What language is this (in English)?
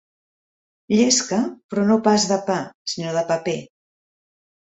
Catalan